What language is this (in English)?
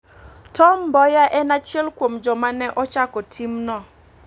Luo (Kenya and Tanzania)